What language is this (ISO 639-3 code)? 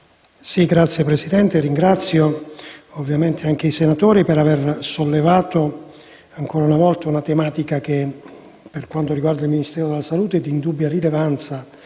ita